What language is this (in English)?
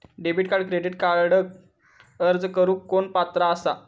Marathi